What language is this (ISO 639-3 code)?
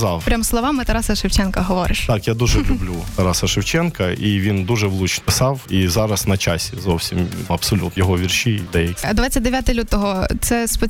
ukr